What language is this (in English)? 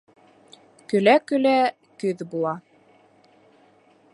Bashkir